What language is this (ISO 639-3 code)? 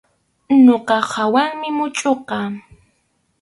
qxu